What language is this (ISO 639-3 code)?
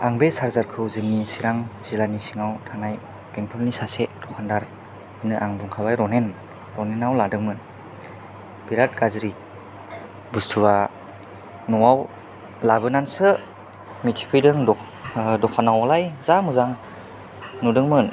brx